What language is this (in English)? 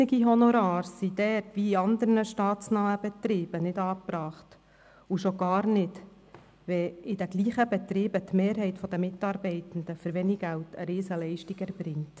Swiss German